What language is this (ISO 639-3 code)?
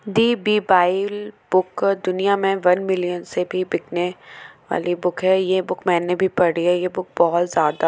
hin